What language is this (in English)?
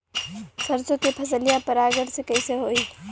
Bhojpuri